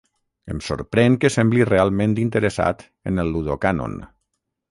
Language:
Catalan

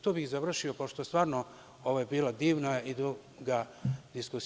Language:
Serbian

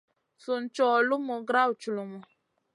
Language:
Masana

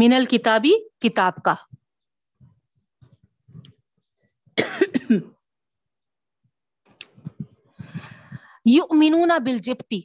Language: Urdu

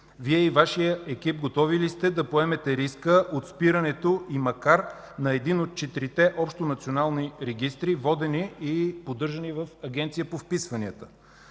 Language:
Bulgarian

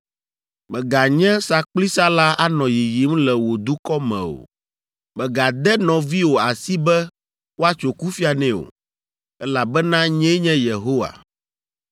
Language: Ewe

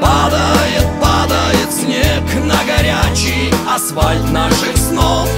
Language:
Russian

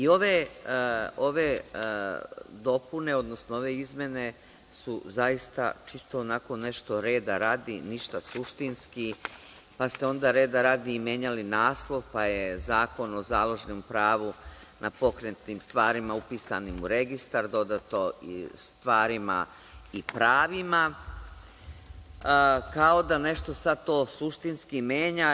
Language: Serbian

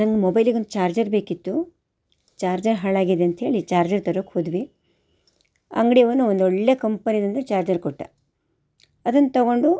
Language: Kannada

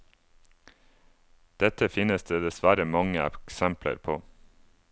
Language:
Norwegian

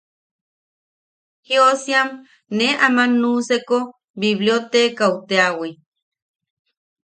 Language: Yaqui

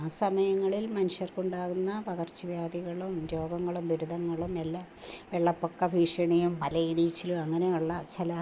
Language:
Malayalam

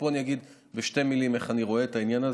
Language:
Hebrew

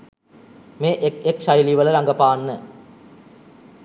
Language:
Sinhala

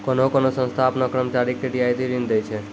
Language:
Maithili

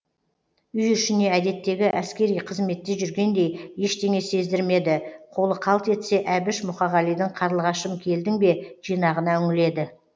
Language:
Kazakh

